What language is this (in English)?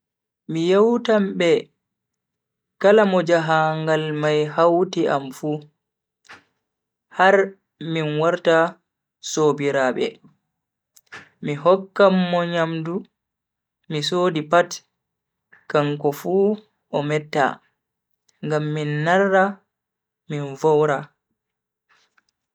Bagirmi Fulfulde